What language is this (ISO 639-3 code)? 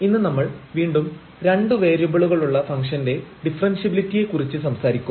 mal